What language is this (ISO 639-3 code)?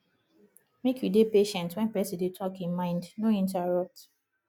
pcm